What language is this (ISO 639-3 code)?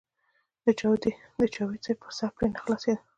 pus